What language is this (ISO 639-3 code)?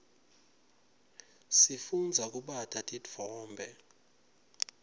ssw